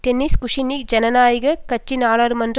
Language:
Tamil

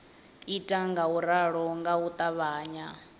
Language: Venda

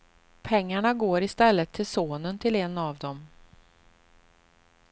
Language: Swedish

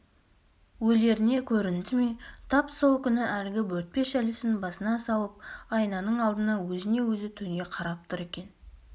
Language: Kazakh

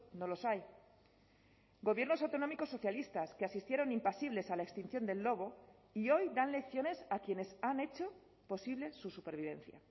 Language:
Spanish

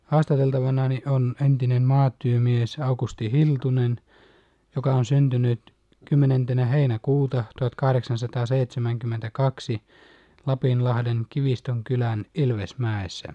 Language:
Finnish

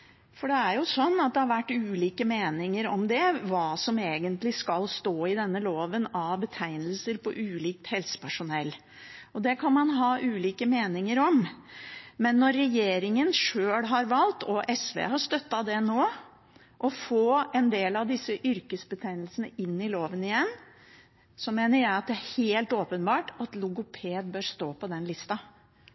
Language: Norwegian Bokmål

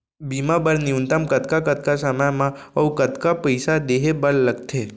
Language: Chhattisgarhi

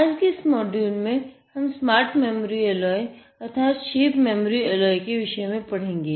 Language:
Hindi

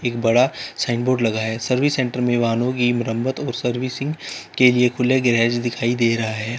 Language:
Hindi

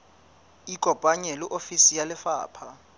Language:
Southern Sotho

